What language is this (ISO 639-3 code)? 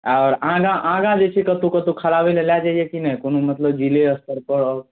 mai